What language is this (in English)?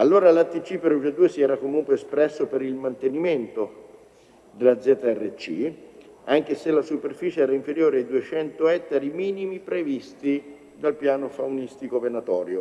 Italian